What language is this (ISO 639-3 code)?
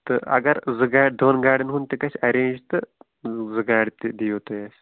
kas